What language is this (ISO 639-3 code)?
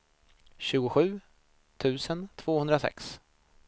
swe